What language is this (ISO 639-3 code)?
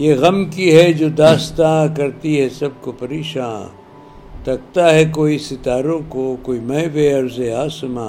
urd